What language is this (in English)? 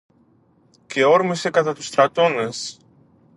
Greek